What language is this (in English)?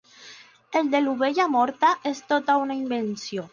Catalan